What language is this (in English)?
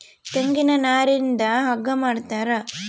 Kannada